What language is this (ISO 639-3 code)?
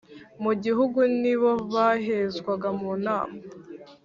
kin